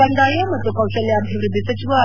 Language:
Kannada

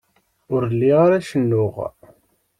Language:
Kabyle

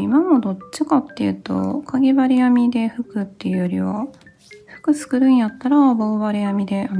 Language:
Japanese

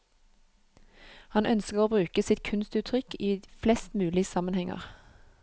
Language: Norwegian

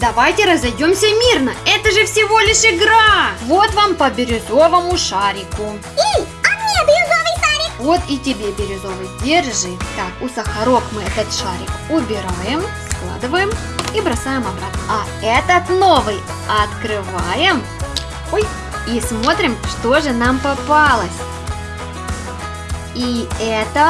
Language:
Russian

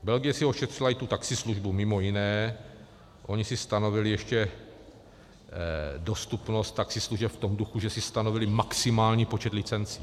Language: Czech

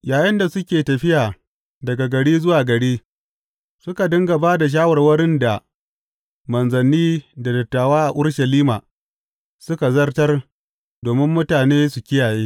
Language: Hausa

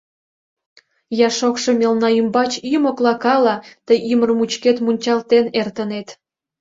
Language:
Mari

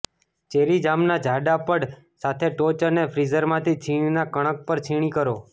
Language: Gujarati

